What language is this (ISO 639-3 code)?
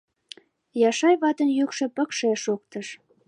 chm